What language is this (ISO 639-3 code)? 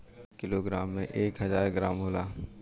bho